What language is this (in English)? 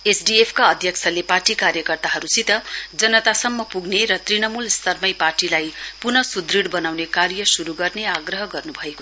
Nepali